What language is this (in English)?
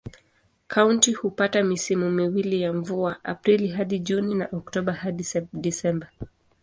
Swahili